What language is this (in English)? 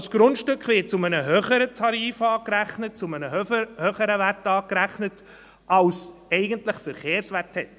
Swiss German